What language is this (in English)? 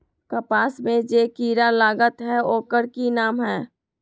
Magahi